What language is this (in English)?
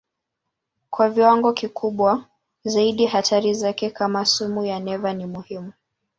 Swahili